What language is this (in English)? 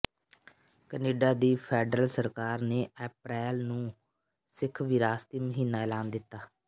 Punjabi